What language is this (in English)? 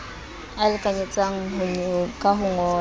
Southern Sotho